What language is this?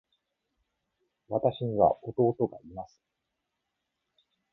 Japanese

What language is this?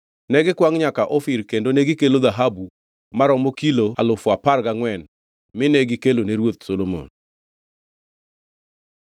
Luo (Kenya and Tanzania)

